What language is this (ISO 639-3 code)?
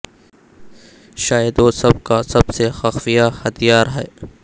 urd